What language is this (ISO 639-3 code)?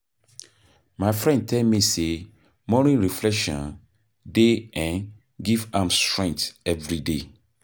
pcm